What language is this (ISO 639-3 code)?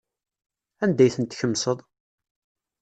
kab